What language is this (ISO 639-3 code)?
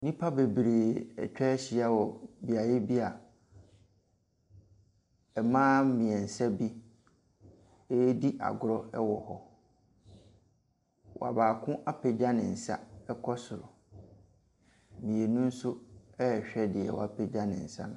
aka